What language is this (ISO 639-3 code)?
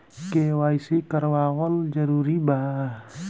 bho